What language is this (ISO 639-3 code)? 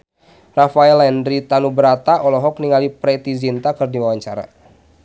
sun